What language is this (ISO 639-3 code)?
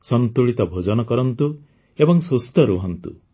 ori